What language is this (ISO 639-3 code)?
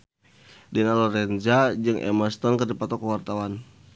sun